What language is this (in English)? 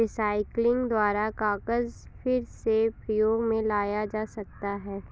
Hindi